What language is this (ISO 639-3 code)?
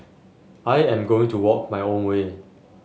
eng